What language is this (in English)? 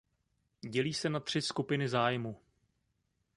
Czech